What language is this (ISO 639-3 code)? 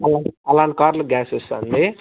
tel